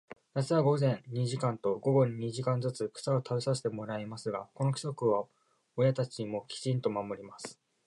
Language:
Japanese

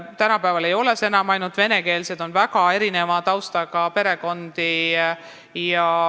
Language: Estonian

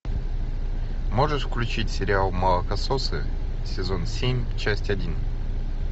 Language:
Russian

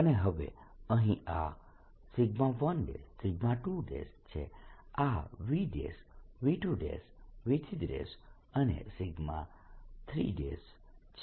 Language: Gujarati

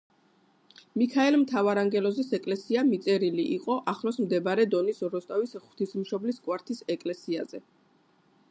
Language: Georgian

